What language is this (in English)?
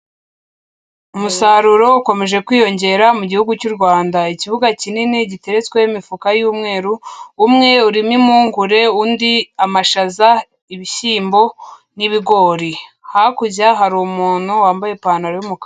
Kinyarwanda